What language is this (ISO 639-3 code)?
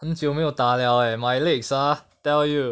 eng